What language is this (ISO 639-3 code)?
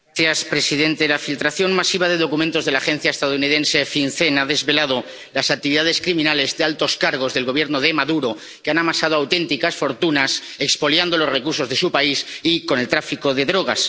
spa